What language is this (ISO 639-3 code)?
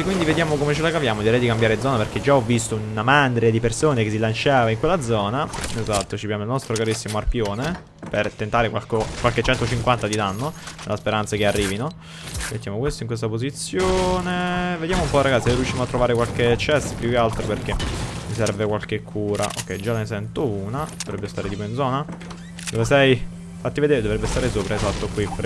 ita